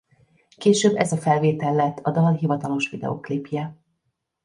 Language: Hungarian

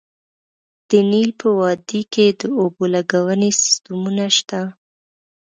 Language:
Pashto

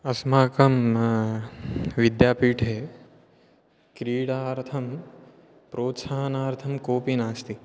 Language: Sanskrit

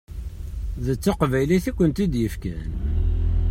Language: Kabyle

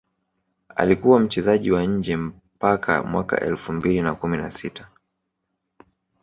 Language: Swahili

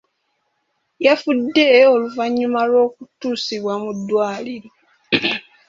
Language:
Ganda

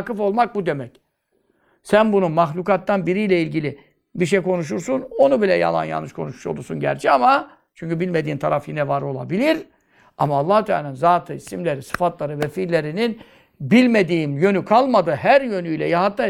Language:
Turkish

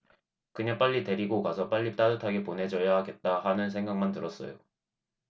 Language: Korean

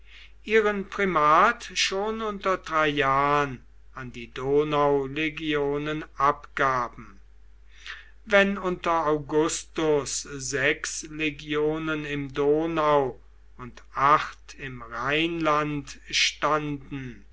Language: German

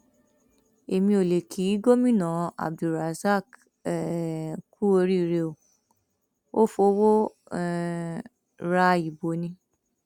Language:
Yoruba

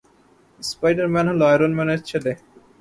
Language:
Bangla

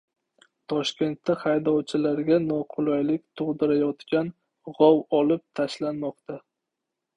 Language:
Uzbek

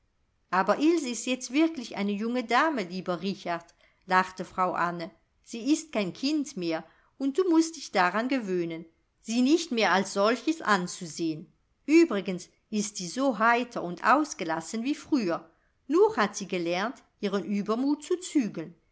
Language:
German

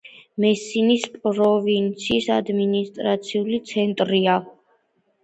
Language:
Georgian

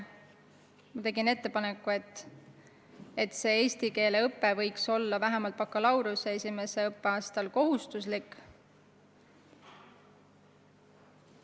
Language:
Estonian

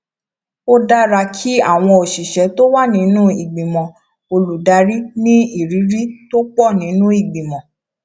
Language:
Yoruba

